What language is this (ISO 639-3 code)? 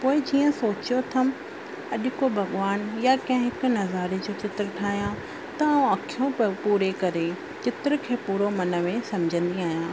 snd